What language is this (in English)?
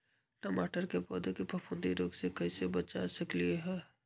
Magahi